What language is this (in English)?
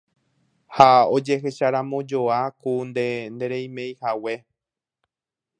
Guarani